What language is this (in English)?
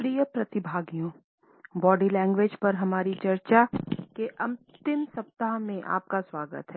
Hindi